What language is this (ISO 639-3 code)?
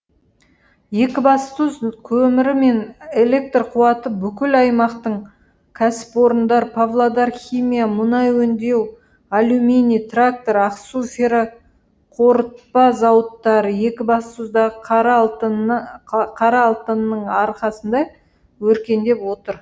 kaz